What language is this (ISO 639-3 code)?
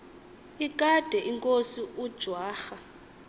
xho